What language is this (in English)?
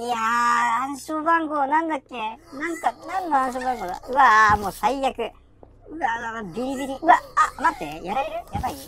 Japanese